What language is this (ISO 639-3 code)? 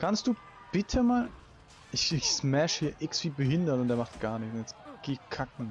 deu